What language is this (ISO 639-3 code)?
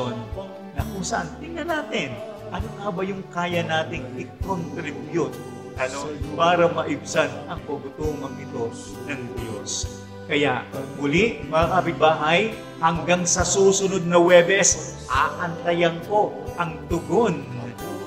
fil